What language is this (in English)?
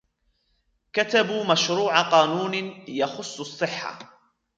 Arabic